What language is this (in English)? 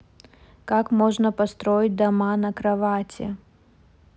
Russian